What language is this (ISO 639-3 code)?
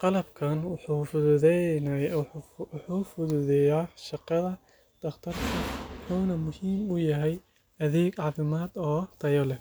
som